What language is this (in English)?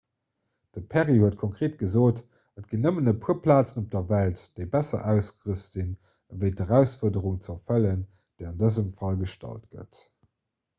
Luxembourgish